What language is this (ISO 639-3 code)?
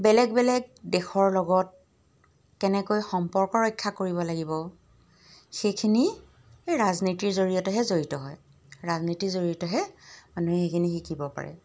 asm